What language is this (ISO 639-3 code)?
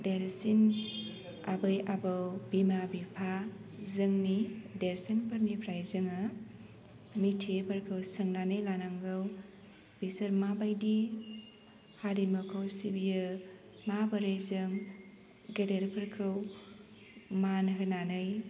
brx